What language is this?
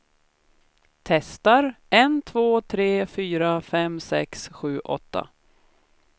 Swedish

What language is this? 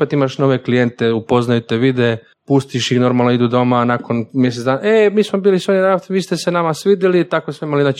Croatian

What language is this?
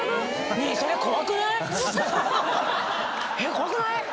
Japanese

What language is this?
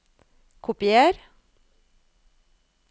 Norwegian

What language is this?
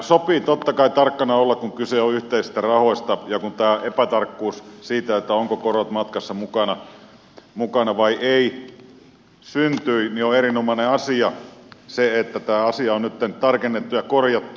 Finnish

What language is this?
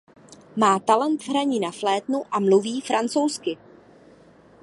Czech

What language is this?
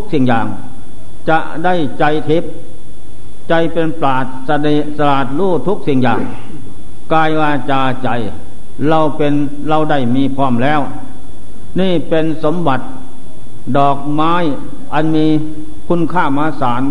Thai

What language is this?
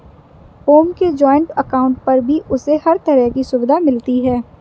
Hindi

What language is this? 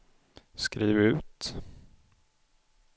Swedish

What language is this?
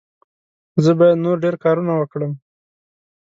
Pashto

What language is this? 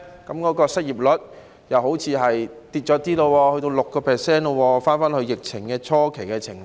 Cantonese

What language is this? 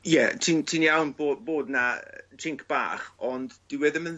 Welsh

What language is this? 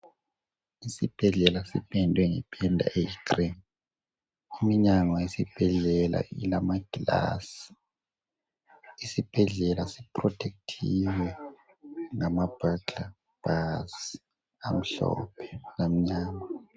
North Ndebele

